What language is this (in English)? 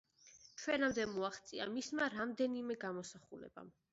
Georgian